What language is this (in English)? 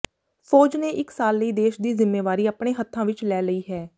Punjabi